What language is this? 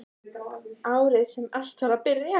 Icelandic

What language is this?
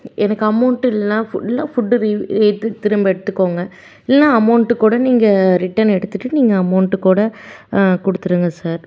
Tamil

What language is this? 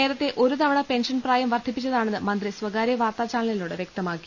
Malayalam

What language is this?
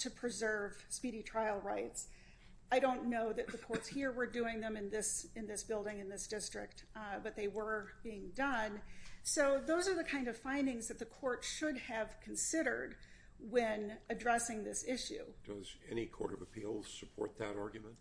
English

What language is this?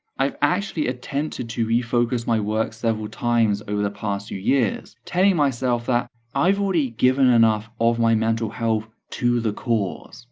English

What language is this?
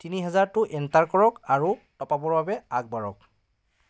Assamese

